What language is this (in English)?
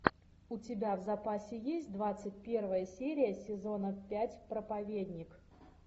Russian